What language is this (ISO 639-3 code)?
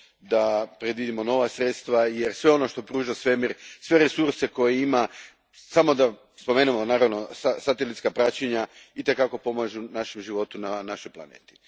hrv